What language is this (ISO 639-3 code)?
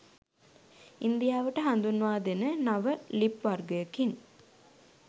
sin